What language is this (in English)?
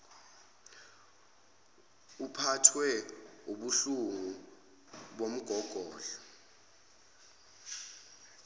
Zulu